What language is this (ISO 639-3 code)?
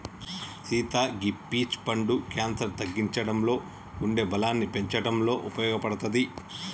tel